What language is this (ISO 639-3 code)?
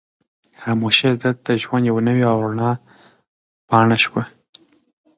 pus